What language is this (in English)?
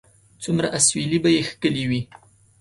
Pashto